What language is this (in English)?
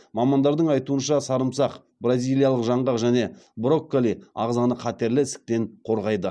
Kazakh